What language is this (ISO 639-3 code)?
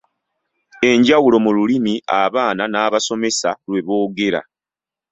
lug